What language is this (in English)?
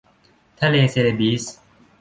Thai